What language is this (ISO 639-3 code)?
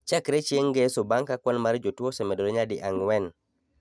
luo